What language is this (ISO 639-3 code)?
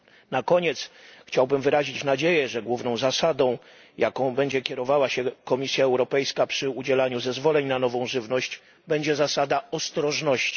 pol